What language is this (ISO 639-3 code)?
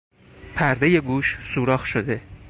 fas